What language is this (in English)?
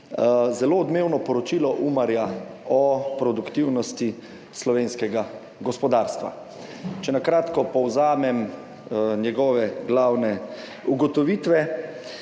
Slovenian